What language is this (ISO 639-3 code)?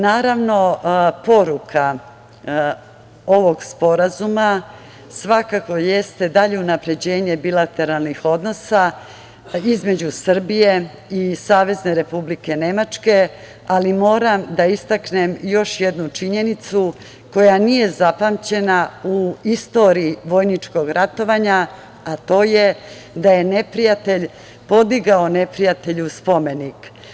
srp